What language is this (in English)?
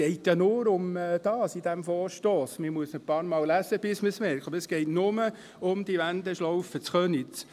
Swiss German